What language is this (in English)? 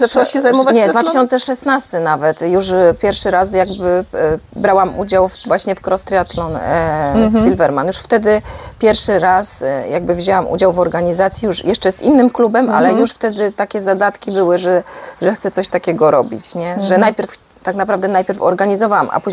Polish